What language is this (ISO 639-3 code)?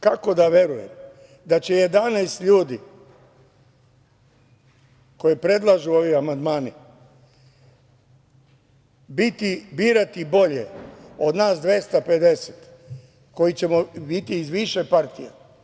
srp